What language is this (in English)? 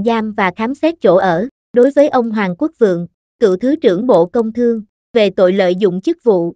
Vietnamese